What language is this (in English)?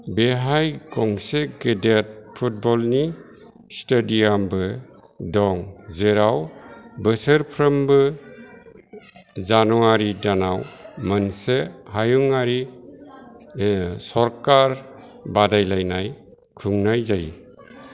Bodo